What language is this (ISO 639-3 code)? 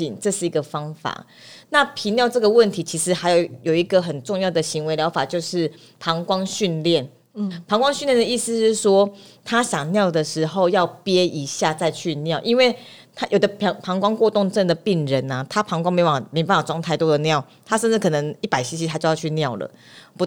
zho